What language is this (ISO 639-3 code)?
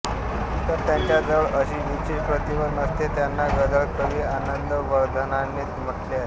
mar